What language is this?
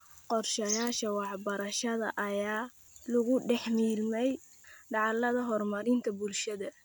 Somali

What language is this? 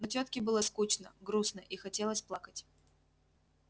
Russian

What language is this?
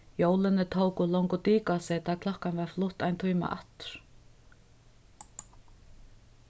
Faroese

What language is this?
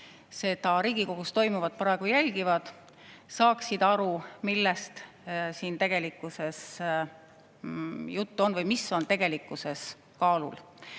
Estonian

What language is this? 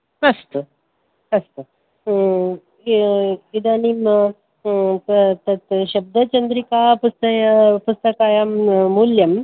Sanskrit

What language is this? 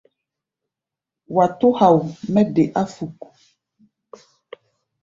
Gbaya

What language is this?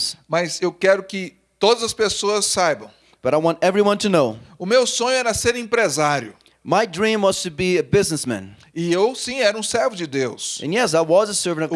Portuguese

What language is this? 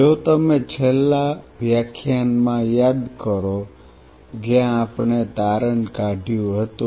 Gujarati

